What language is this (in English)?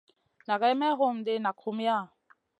Masana